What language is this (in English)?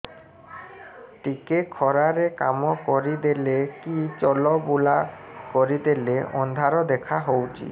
Odia